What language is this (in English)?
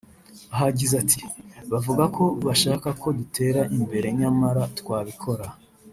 Kinyarwanda